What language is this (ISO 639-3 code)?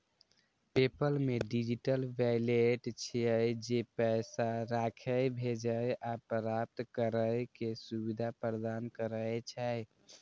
mai